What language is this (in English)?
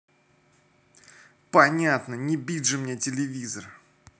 Russian